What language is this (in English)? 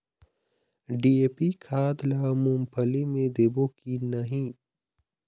Chhattisgarhi